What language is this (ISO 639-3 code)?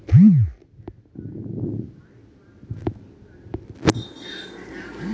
mai